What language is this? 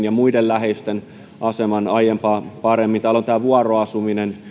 Finnish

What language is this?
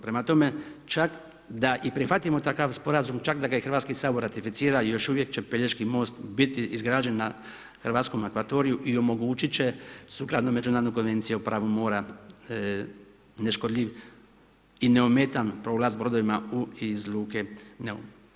Croatian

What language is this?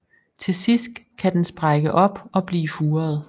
Danish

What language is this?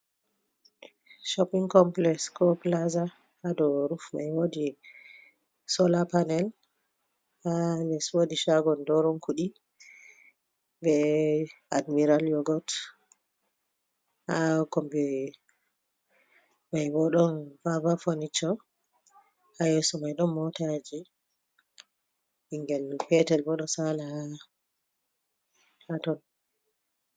Fula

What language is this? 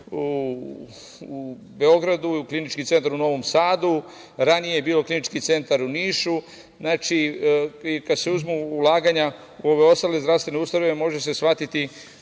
Serbian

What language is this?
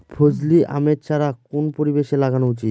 Bangla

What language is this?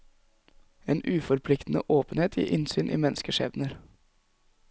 Norwegian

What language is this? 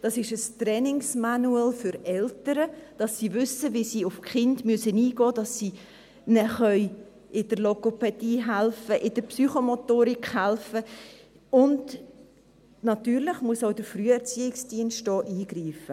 Swiss German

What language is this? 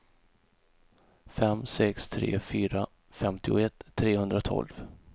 Swedish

